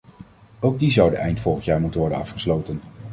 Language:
Dutch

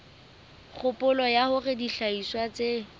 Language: Southern Sotho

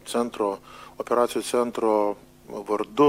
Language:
Lithuanian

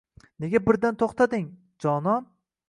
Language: Uzbek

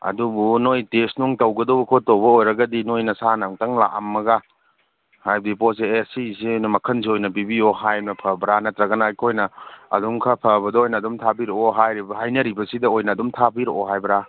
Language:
Manipuri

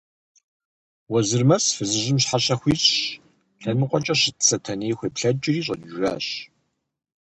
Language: Kabardian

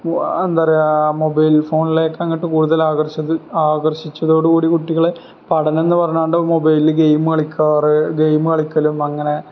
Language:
Malayalam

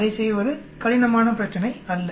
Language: Tamil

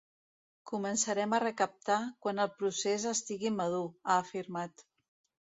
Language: Catalan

